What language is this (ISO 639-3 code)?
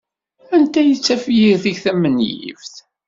kab